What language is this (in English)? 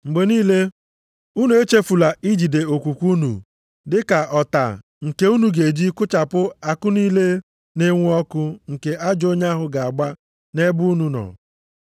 Igbo